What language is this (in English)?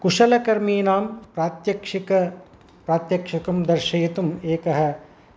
Sanskrit